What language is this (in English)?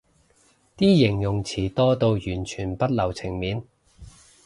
Cantonese